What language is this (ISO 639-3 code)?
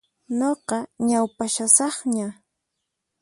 qxp